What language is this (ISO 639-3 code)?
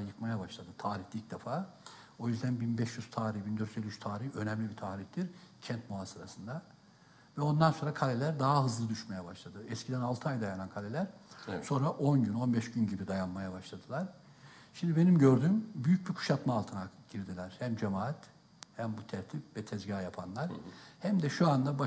tur